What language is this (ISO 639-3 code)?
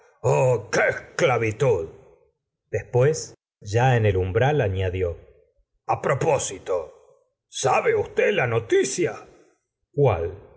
spa